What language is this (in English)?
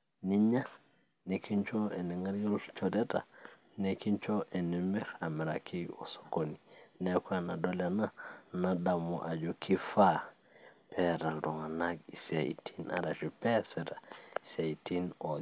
Masai